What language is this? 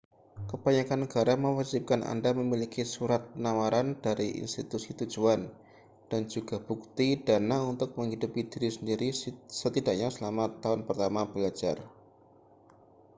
Indonesian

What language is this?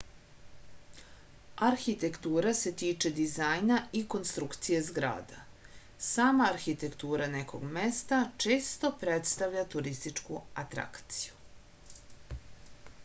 Serbian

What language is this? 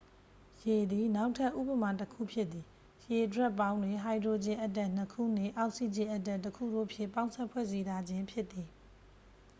Burmese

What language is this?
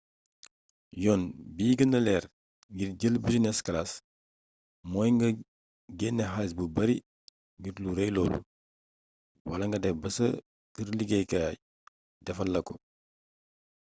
Wolof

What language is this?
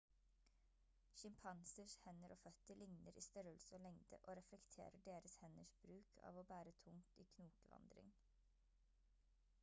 Norwegian Bokmål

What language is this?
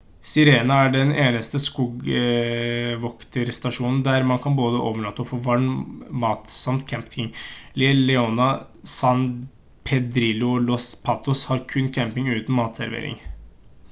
Norwegian Bokmål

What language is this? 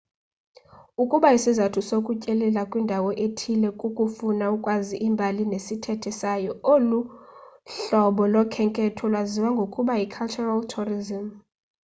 Xhosa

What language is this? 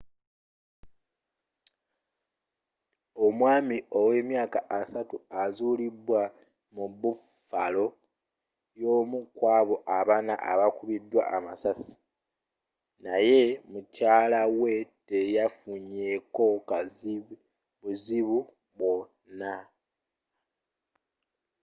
Ganda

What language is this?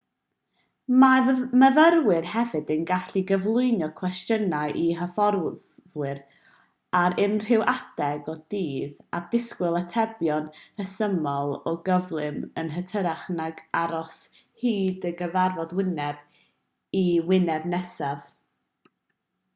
Welsh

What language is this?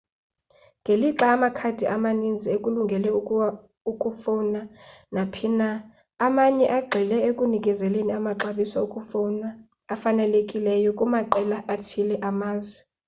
Xhosa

